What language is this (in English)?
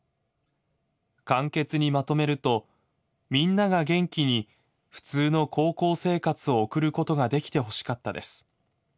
Japanese